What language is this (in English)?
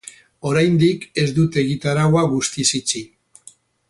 Basque